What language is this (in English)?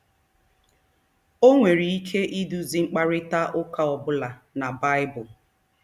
Igbo